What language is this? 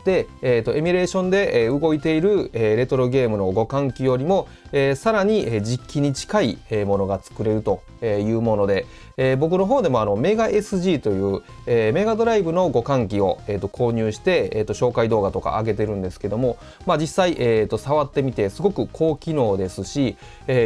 Japanese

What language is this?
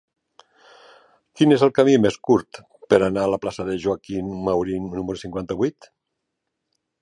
Catalan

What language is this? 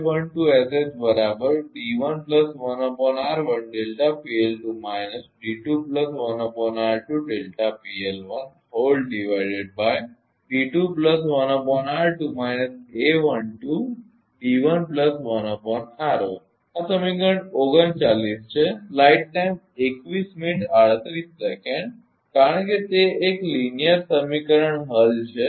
Gujarati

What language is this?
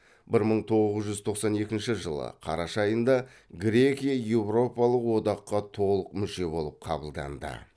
Kazakh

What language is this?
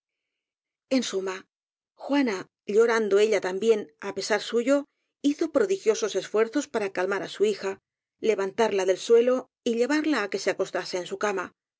Spanish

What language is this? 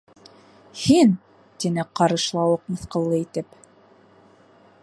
Bashkir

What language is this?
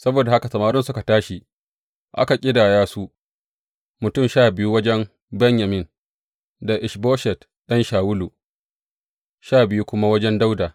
Hausa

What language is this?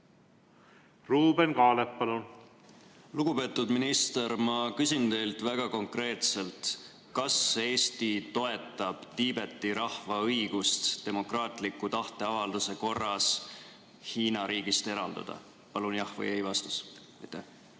Estonian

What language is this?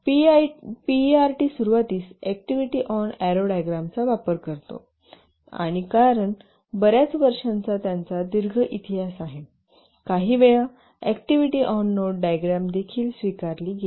Marathi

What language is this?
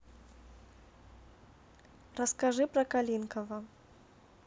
Russian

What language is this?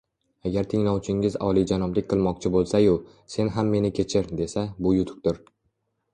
Uzbek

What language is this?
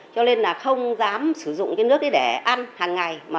Vietnamese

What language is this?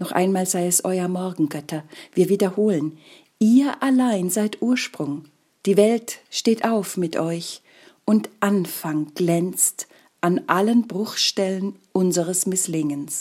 German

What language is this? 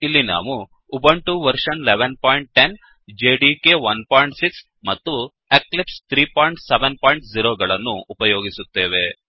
Kannada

